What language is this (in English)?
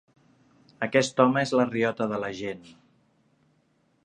Catalan